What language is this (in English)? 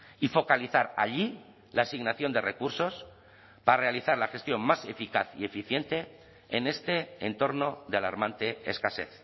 Spanish